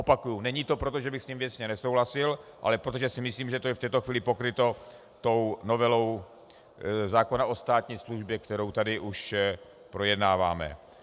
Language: Czech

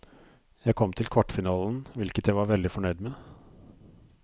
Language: Norwegian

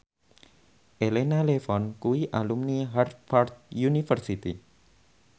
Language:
Javanese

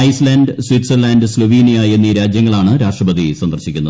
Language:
Malayalam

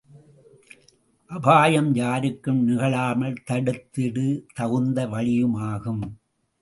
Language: Tamil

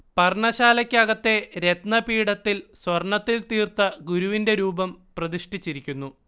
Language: Malayalam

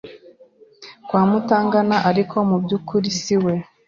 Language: Kinyarwanda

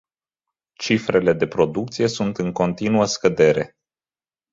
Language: Romanian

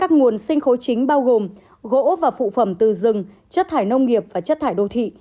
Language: Vietnamese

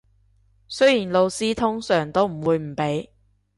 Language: Cantonese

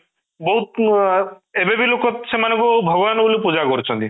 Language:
Odia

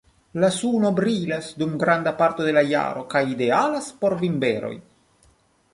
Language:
Esperanto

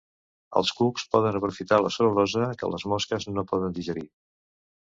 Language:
Catalan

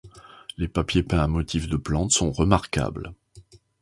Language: French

